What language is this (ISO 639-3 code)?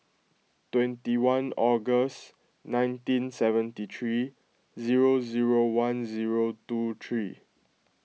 eng